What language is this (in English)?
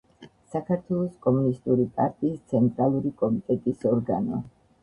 Georgian